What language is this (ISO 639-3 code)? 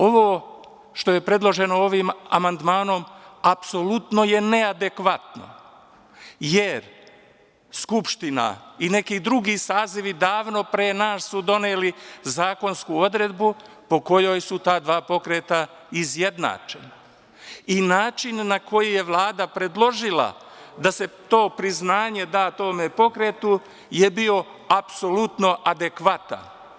srp